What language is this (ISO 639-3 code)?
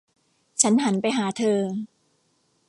tha